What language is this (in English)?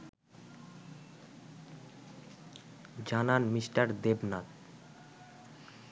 Bangla